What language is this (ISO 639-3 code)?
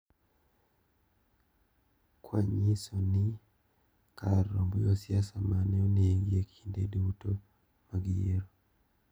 luo